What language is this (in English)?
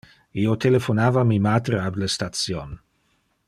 Interlingua